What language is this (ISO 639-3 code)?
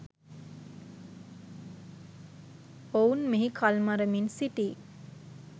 sin